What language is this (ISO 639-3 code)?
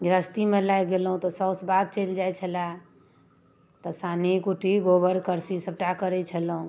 mai